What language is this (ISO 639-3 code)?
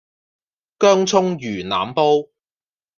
yue